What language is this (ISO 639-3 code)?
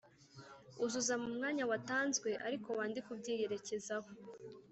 kin